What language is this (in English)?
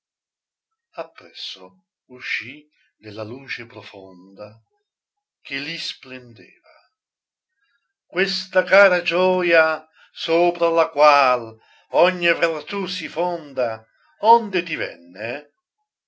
Italian